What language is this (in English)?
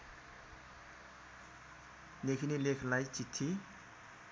Nepali